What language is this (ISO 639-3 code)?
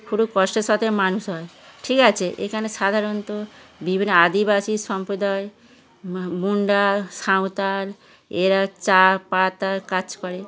ben